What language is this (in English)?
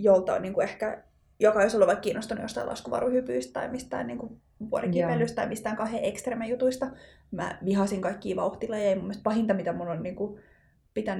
Finnish